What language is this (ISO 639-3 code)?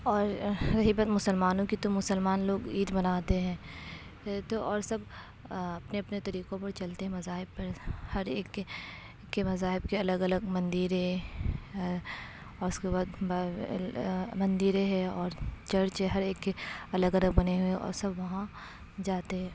urd